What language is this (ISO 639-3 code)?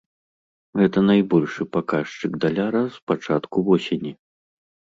bel